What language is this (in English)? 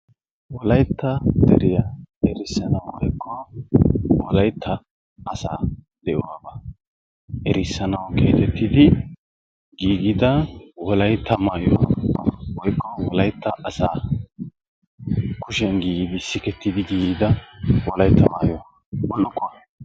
Wolaytta